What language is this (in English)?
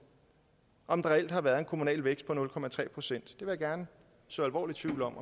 Danish